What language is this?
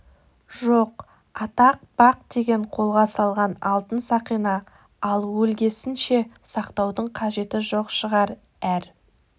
Kazakh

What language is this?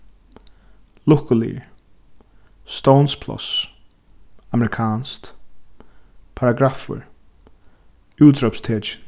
Faroese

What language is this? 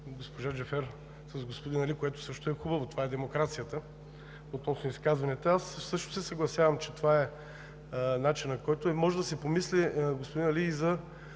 Bulgarian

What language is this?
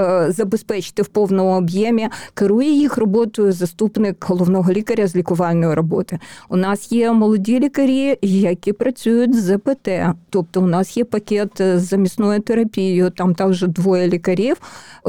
Ukrainian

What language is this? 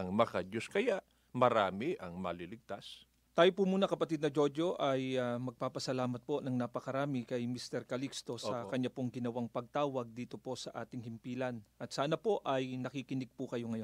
Filipino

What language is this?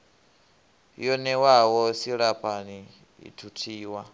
Venda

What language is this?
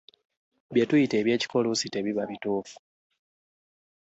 Ganda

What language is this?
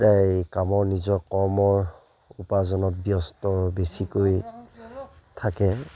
Assamese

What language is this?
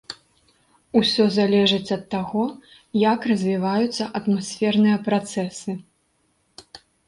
Belarusian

